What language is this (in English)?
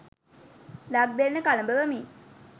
Sinhala